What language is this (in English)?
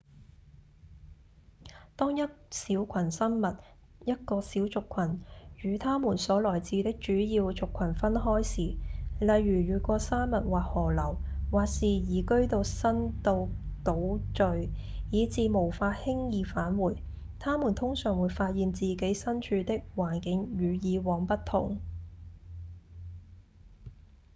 Cantonese